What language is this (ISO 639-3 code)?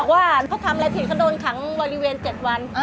tha